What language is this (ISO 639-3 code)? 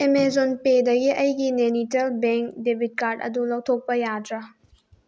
mni